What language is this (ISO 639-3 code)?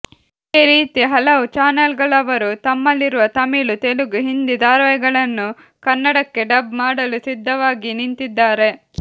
kan